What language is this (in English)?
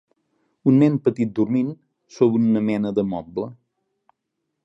Catalan